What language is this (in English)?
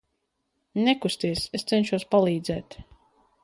Latvian